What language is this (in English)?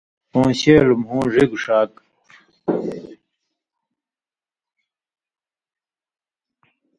Indus Kohistani